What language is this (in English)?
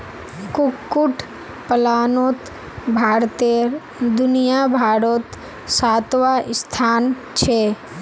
Magahi